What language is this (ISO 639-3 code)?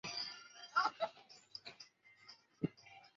zho